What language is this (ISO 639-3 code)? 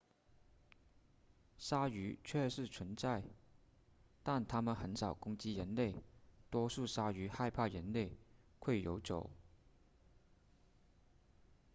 zho